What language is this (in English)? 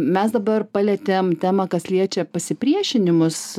Lithuanian